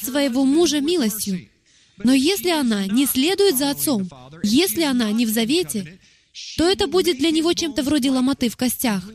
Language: Russian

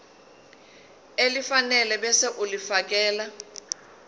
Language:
Zulu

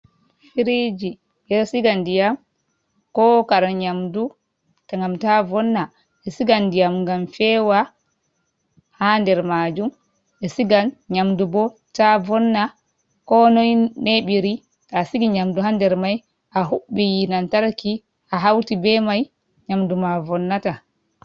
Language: Fula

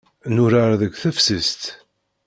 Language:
Kabyle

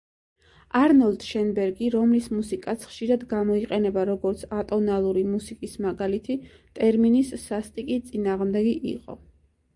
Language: Georgian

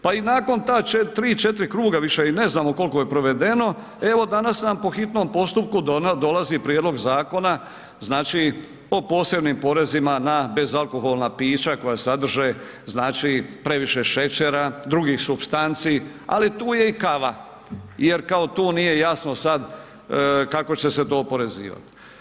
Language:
Croatian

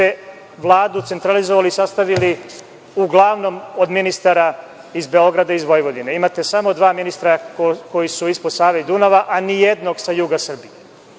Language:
Serbian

